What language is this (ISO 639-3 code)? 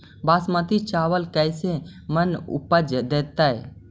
mag